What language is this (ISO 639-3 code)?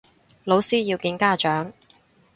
yue